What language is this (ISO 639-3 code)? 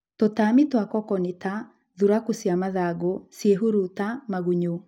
kik